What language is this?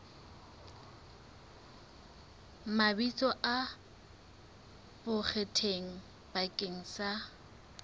Southern Sotho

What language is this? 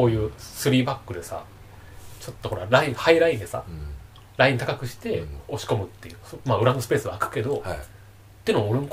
Japanese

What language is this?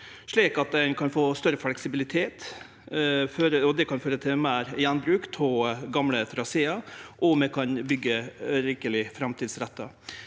Norwegian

